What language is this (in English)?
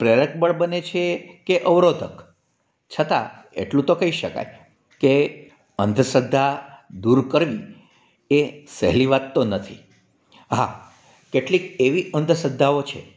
Gujarati